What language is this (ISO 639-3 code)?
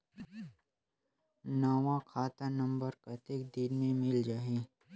hne